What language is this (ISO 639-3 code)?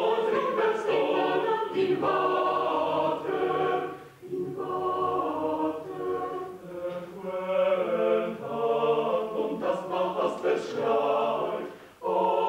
ron